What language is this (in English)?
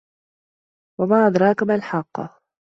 Arabic